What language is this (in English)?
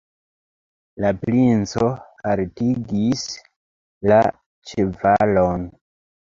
Esperanto